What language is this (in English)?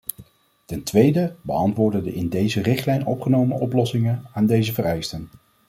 Dutch